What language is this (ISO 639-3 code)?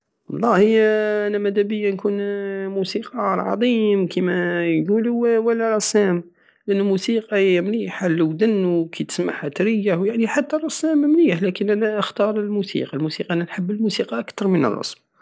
aao